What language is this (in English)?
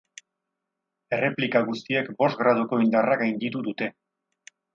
Basque